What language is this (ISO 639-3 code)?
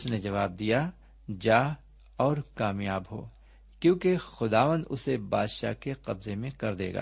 urd